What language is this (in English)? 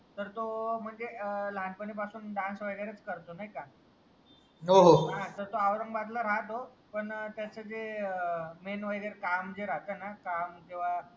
Marathi